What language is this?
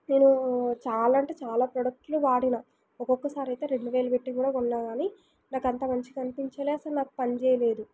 Telugu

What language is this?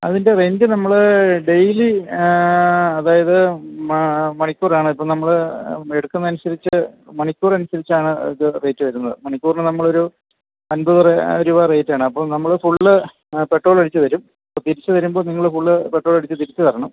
Malayalam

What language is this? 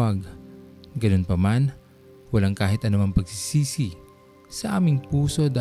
Filipino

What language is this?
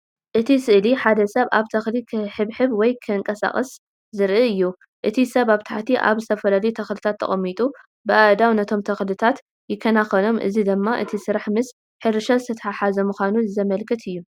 Tigrinya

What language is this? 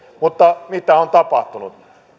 Finnish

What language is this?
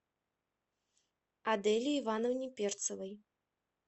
Russian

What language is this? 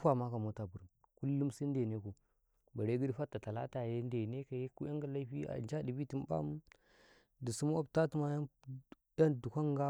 Karekare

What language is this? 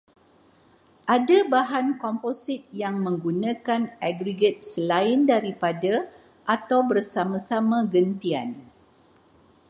Malay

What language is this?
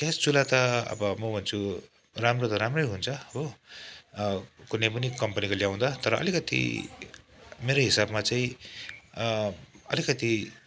Nepali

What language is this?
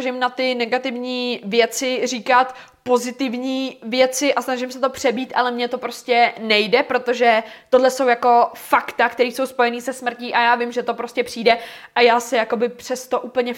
Czech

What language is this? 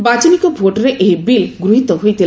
Odia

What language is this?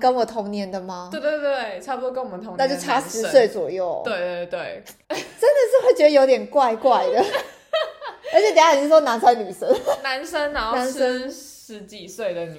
Chinese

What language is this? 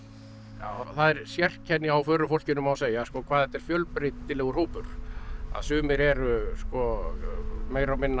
Icelandic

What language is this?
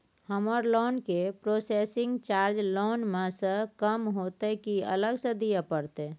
Maithili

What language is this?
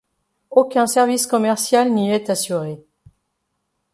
French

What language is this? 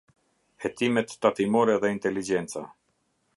Albanian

